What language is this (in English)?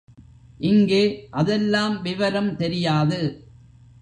Tamil